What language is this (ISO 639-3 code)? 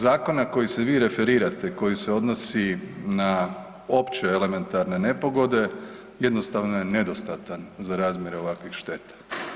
hrv